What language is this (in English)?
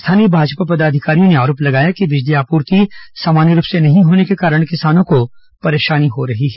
Hindi